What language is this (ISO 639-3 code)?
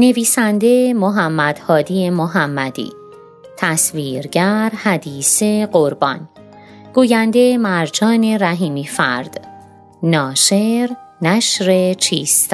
fas